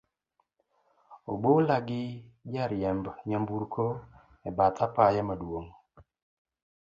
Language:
Luo (Kenya and Tanzania)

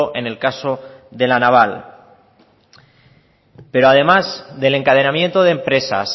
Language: Spanish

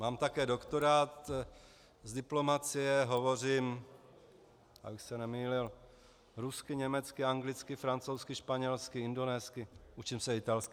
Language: Czech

